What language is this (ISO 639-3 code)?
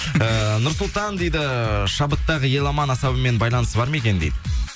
kaz